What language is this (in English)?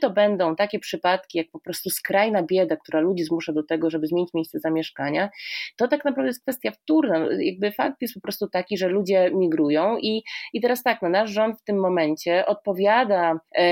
Polish